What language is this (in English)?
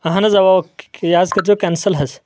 Kashmiri